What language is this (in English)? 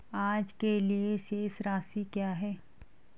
Hindi